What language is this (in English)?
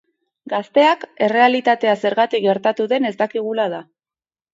Basque